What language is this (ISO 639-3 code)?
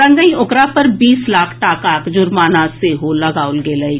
mai